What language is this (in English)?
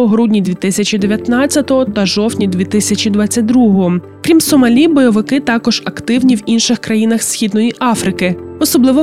Ukrainian